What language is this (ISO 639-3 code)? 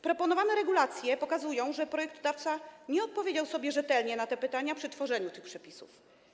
pol